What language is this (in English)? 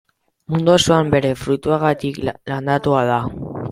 Basque